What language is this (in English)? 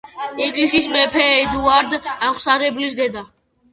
Georgian